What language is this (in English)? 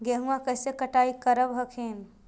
Magahi